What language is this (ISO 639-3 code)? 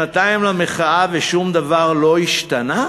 heb